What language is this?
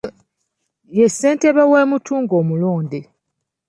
Ganda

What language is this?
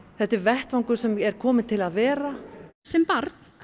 Icelandic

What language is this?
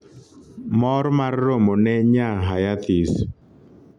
Luo (Kenya and Tanzania)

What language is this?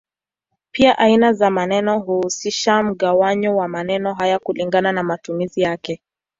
Swahili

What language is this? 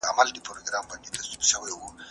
Pashto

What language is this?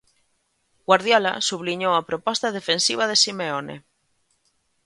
Galician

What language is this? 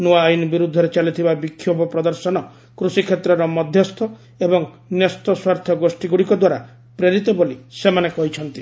Odia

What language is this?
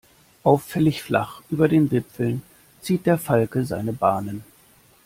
German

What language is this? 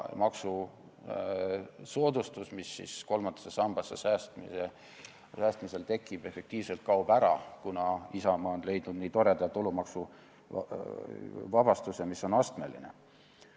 Estonian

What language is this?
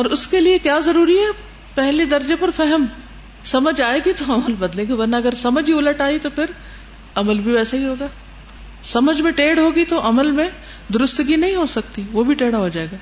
Urdu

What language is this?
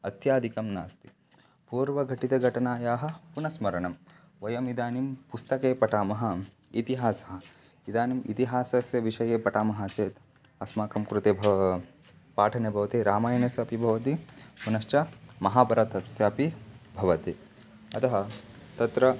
Sanskrit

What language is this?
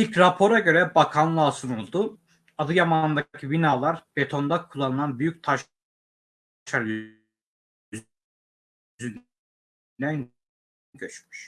Turkish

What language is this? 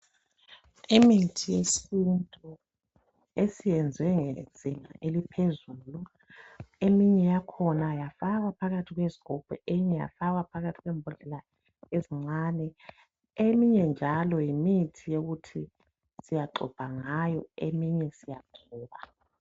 North Ndebele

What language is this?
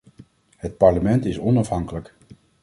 Dutch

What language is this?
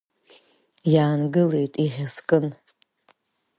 Abkhazian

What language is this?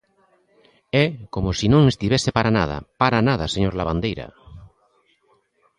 Galician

